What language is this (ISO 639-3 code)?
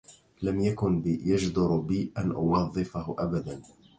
ara